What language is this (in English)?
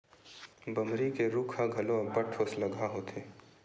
Chhattisgarhi